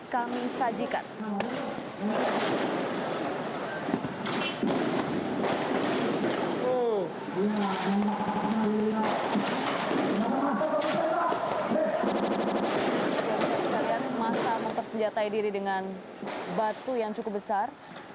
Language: Indonesian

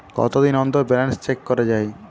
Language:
Bangla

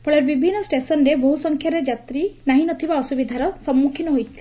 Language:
Odia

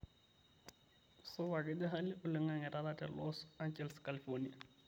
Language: Masai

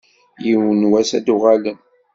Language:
Kabyle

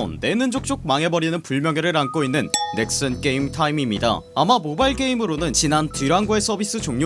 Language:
Korean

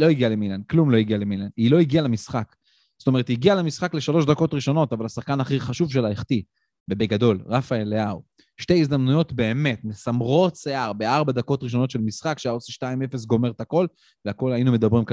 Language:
Hebrew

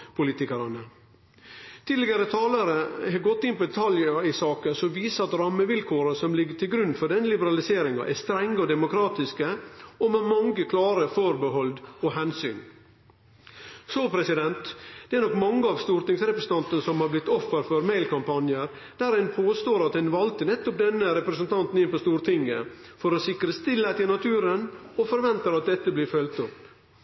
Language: Norwegian Nynorsk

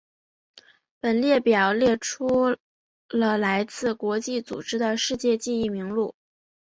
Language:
Chinese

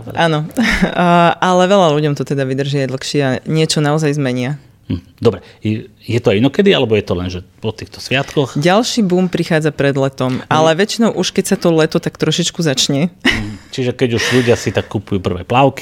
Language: Slovak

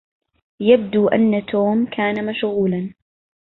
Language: Arabic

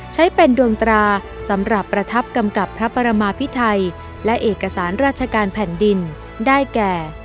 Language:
Thai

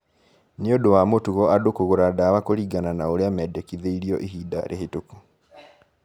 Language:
Kikuyu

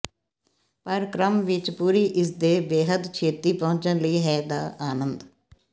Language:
Punjabi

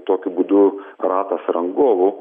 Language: Lithuanian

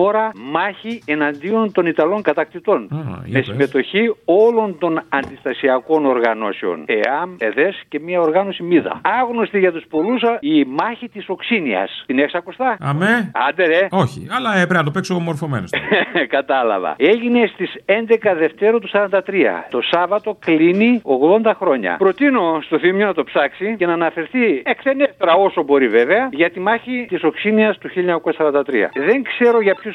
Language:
Greek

